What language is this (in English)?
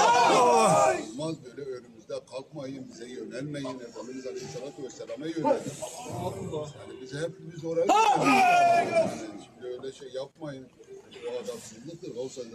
Turkish